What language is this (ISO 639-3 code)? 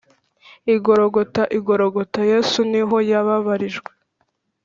kin